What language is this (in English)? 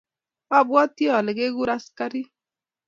Kalenjin